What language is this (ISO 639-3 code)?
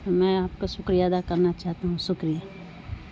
urd